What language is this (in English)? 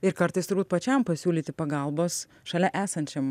Lithuanian